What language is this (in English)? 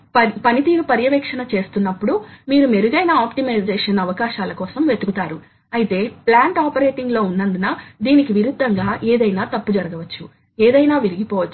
Telugu